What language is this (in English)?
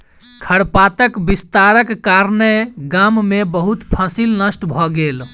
Maithili